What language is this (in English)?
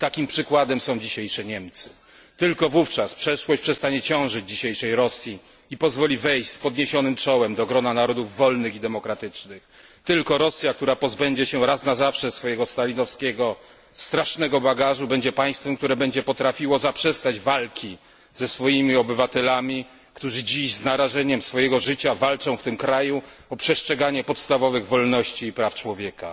Polish